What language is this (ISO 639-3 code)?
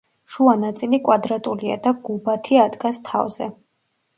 kat